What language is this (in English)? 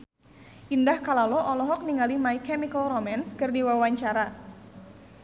Sundanese